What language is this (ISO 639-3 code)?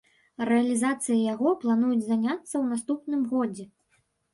bel